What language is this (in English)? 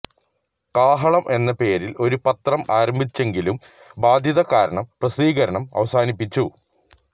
Malayalam